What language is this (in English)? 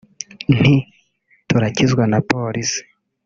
Kinyarwanda